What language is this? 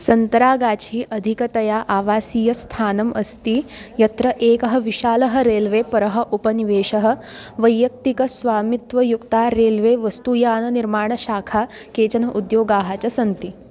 Sanskrit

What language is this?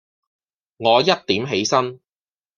Cantonese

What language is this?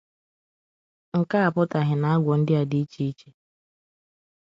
Igbo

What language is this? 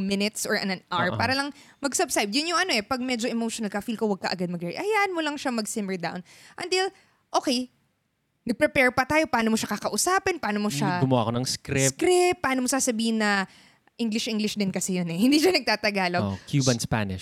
Filipino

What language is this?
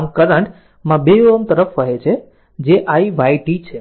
Gujarati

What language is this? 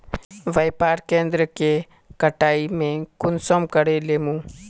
Magahi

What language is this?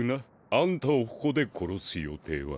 Japanese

